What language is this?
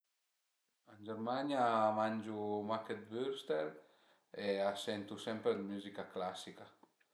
Piedmontese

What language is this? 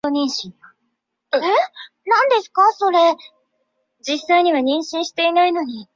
Chinese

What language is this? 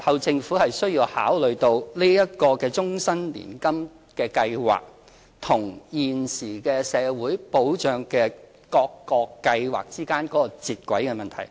Cantonese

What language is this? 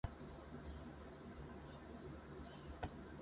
Chinese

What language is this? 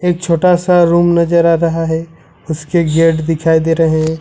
Hindi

